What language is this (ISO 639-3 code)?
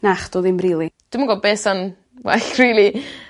cym